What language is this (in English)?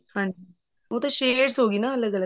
Punjabi